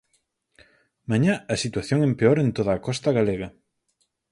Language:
Galician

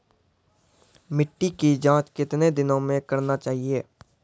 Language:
Maithili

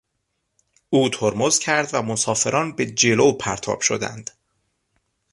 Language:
Persian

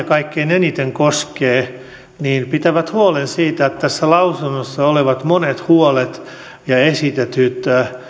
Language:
Finnish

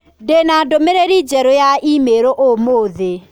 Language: Kikuyu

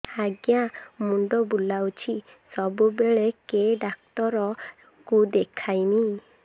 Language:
Odia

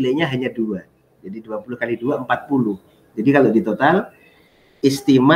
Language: Indonesian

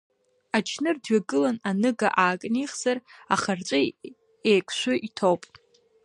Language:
Abkhazian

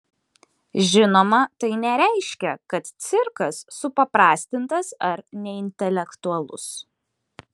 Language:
Lithuanian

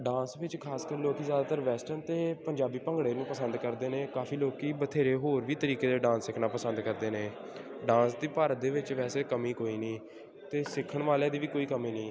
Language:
Punjabi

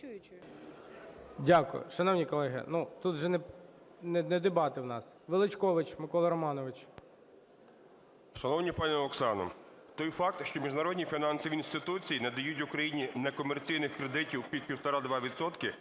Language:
Ukrainian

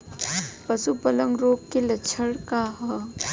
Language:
Bhojpuri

